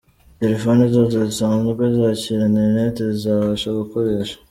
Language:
Kinyarwanda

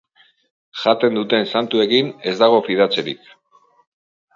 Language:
Basque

